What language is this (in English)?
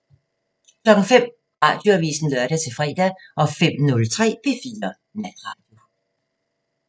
Danish